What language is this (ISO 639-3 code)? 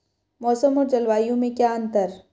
hin